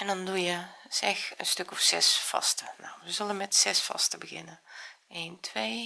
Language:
Dutch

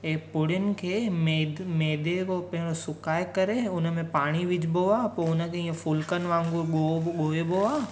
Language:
Sindhi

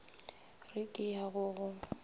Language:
Northern Sotho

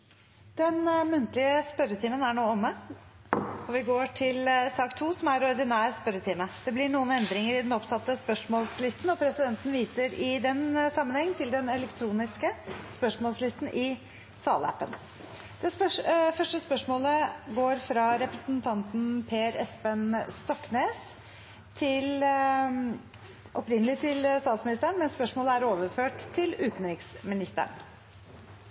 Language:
Norwegian Bokmål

